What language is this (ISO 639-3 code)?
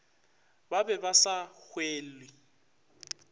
nso